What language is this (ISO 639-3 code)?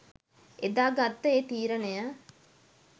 sin